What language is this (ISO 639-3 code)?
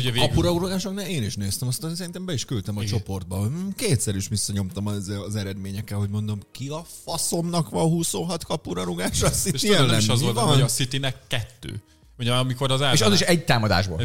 hun